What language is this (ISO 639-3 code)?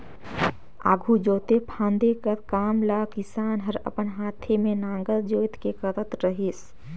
hne